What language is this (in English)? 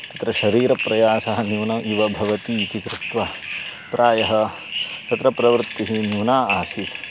Sanskrit